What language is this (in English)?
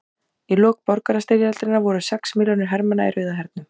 Icelandic